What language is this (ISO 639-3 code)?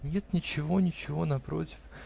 rus